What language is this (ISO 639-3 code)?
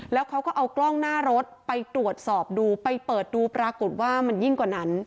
tha